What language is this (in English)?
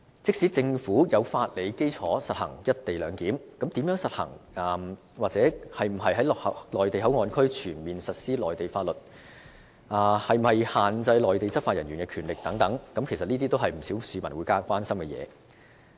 Cantonese